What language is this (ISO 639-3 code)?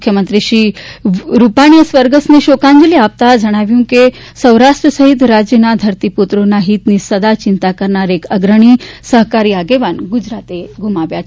guj